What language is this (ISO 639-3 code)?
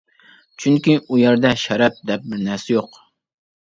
uig